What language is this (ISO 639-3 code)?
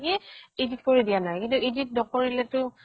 asm